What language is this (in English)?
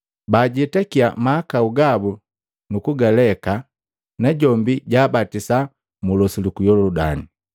Matengo